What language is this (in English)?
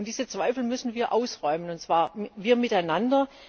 German